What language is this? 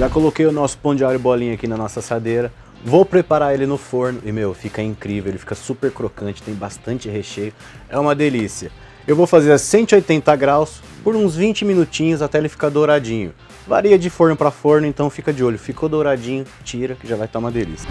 Portuguese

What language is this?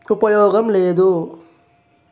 Telugu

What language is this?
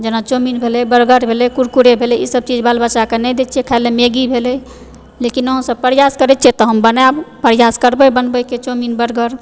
Maithili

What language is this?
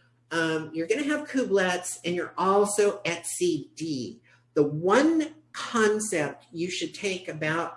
English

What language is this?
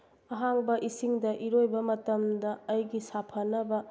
Manipuri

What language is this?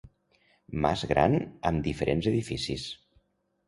Catalan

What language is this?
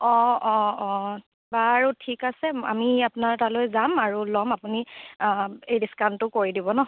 Assamese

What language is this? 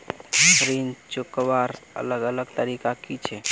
Magahi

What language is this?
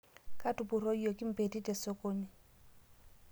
Masai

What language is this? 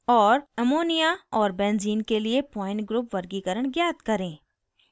Hindi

